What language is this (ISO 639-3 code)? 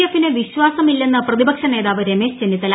mal